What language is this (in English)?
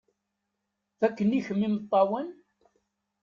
Kabyle